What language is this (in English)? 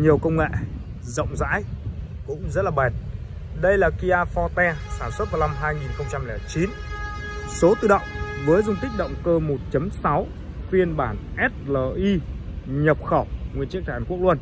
Vietnamese